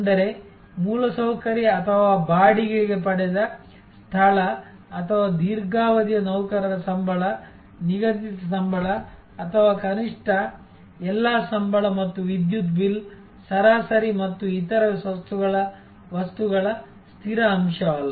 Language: Kannada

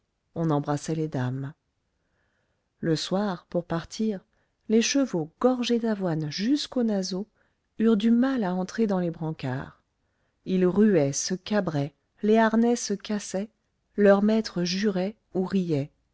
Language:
French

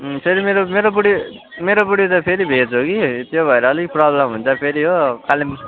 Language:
Nepali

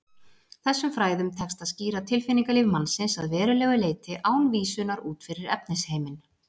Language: Icelandic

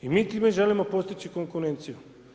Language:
Croatian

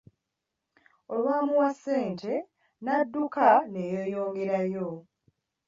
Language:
Ganda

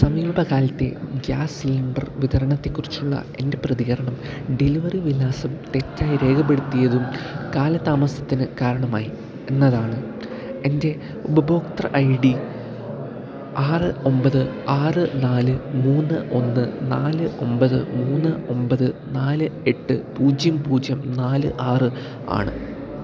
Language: Malayalam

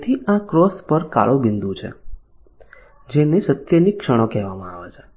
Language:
Gujarati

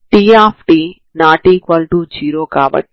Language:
Telugu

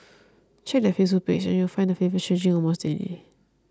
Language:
English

